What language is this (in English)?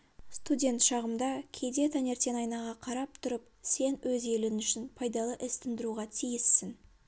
Kazakh